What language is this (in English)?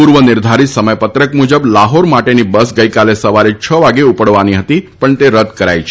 Gujarati